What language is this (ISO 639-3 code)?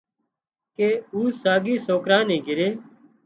kxp